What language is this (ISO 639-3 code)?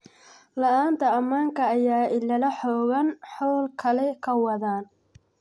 som